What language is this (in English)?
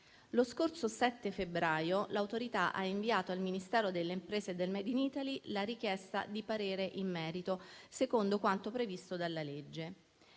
Italian